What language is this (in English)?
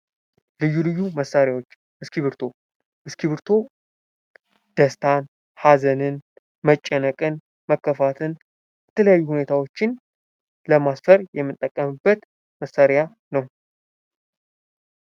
Amharic